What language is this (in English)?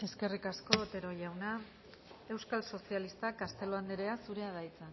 Basque